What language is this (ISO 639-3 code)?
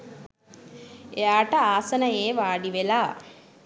sin